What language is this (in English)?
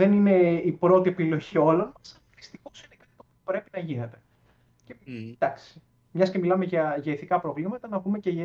Greek